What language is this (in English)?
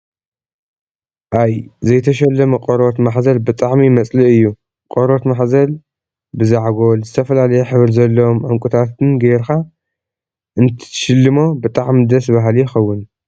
Tigrinya